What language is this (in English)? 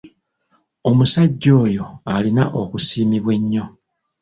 Ganda